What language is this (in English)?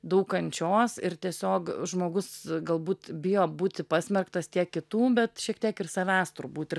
Lithuanian